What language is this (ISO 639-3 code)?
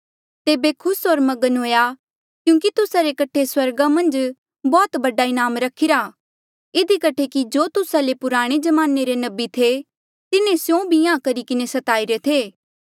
mjl